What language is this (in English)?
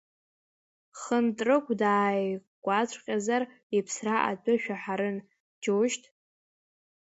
Abkhazian